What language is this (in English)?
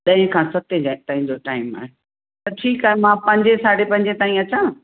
Sindhi